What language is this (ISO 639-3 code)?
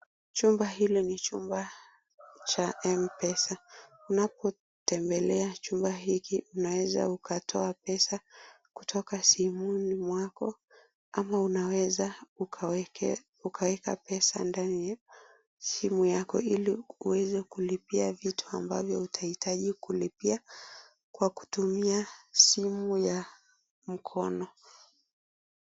swa